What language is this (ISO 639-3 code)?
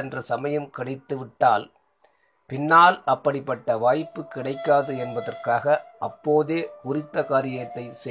tam